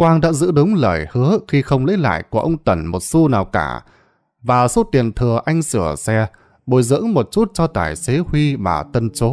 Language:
Vietnamese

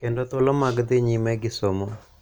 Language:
Luo (Kenya and Tanzania)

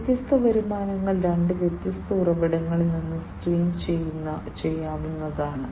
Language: Malayalam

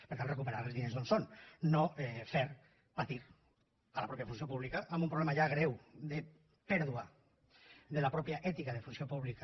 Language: Catalan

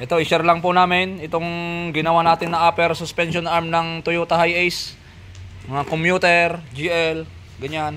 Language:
Filipino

